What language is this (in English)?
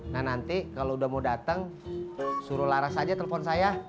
Indonesian